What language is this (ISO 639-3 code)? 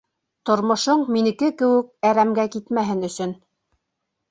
bak